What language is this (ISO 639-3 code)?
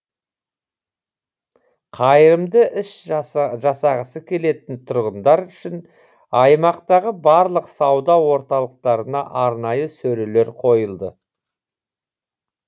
kaz